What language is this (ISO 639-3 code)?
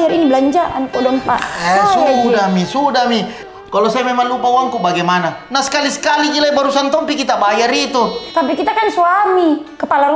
ind